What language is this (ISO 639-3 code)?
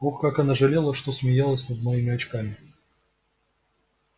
rus